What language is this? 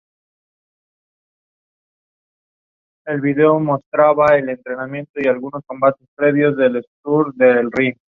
Spanish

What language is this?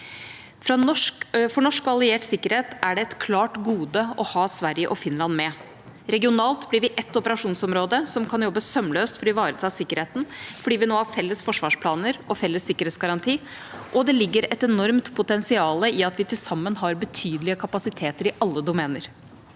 Norwegian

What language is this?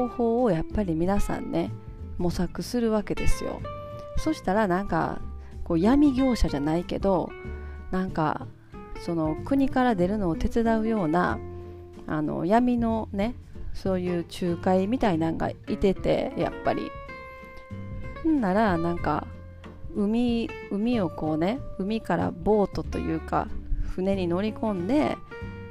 Japanese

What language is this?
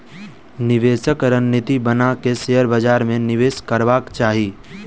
Maithili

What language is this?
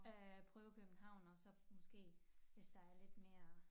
Danish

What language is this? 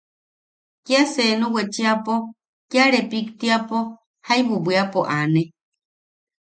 Yaqui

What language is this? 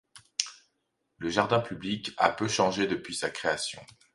French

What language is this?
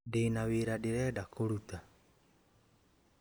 Kikuyu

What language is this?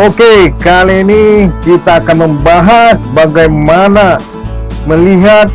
Indonesian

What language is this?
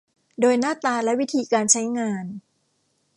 Thai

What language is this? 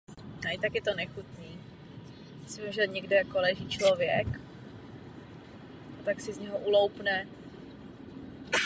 Czech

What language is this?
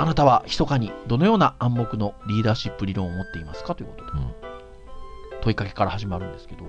Japanese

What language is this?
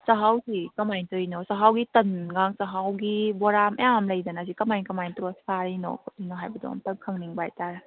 Manipuri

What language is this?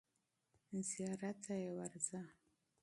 Pashto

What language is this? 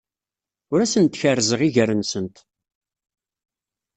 Kabyle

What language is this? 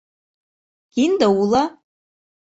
Mari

